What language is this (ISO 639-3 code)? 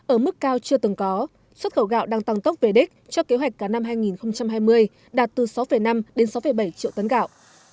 vie